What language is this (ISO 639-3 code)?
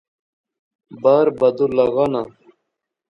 phr